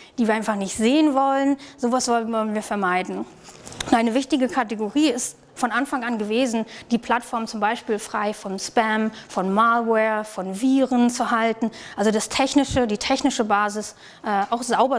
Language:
German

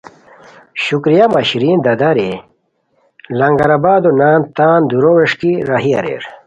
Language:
Khowar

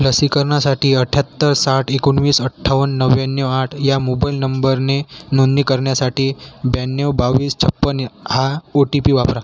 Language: Marathi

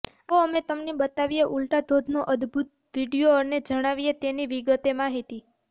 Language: Gujarati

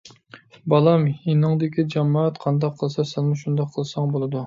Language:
Uyghur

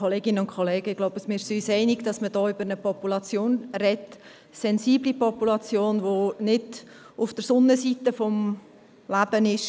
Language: Swiss German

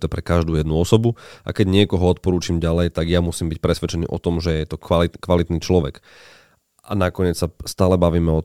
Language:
Slovak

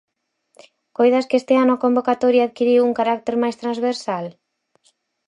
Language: Galician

